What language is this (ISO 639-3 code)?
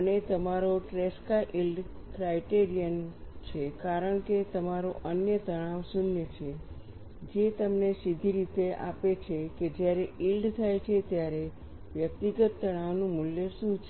guj